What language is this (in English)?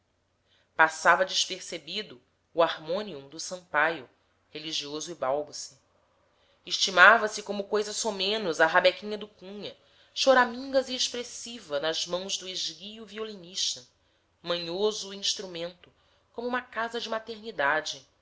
Portuguese